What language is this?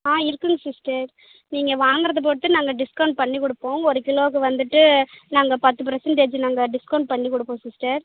Tamil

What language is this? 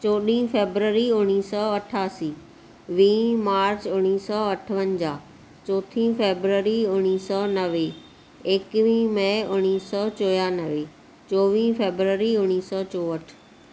Sindhi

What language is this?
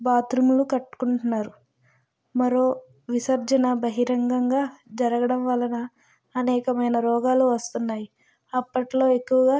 Telugu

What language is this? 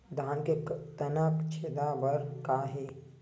Chhattisgarhi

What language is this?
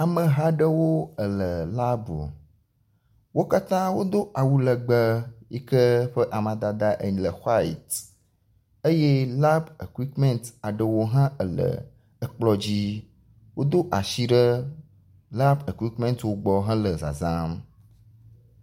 Ewe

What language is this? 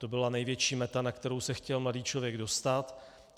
Czech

